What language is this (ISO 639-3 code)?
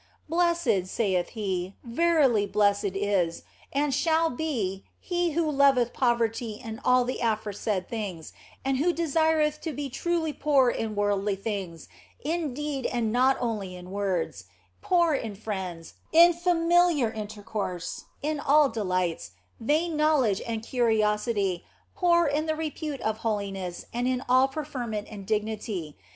eng